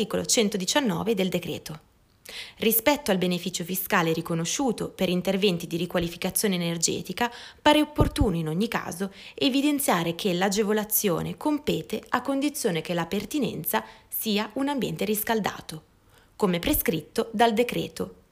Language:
Italian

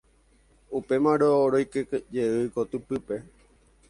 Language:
Guarani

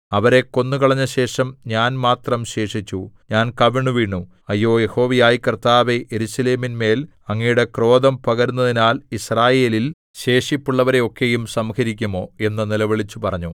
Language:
Malayalam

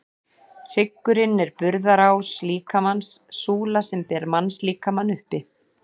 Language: Icelandic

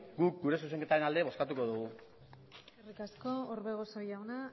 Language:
Basque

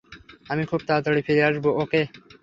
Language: Bangla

